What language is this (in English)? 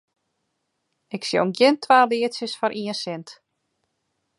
Western Frisian